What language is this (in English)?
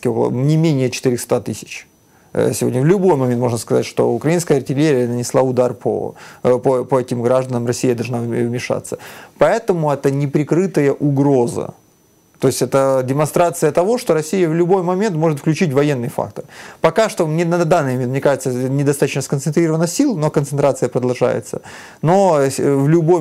Russian